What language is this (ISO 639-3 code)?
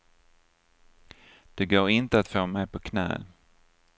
swe